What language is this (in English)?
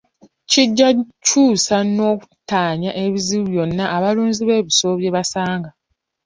Ganda